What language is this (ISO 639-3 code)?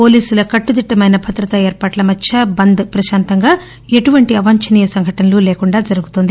tel